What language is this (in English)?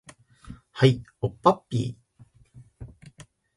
Japanese